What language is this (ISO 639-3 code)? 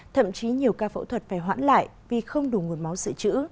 vie